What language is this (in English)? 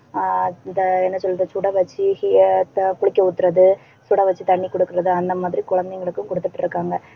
Tamil